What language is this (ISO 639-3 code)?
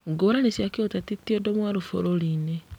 kik